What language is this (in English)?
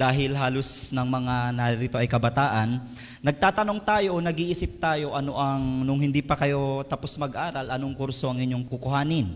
Filipino